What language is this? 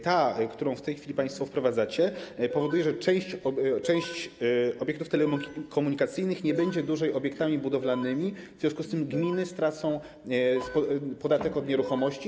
Polish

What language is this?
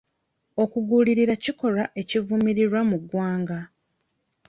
Ganda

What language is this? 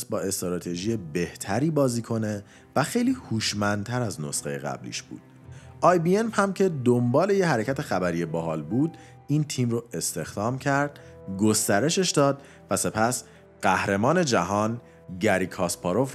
Persian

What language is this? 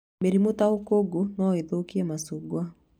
Kikuyu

